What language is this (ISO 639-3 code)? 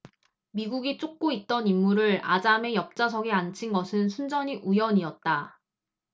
kor